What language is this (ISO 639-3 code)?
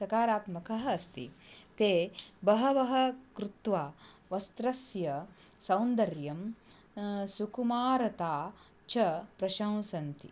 san